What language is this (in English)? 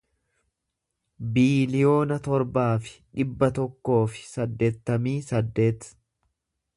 Oromo